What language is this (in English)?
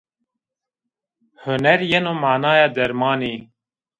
Zaza